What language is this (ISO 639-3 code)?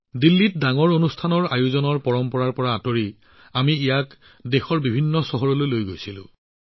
asm